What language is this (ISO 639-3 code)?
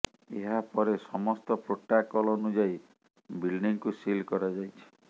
ori